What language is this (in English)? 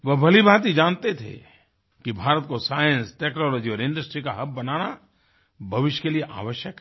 Hindi